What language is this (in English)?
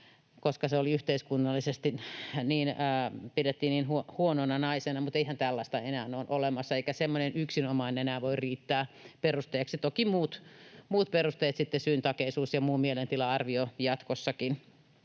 Finnish